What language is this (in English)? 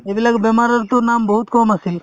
Assamese